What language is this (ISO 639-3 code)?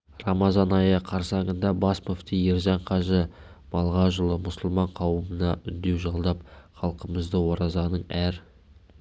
kaz